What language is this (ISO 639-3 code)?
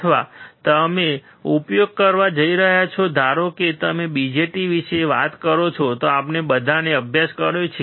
guj